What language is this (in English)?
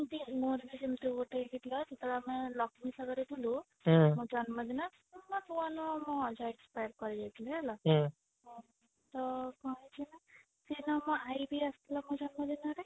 Odia